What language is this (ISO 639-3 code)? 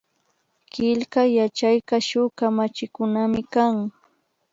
qvi